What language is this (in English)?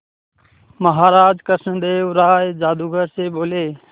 Hindi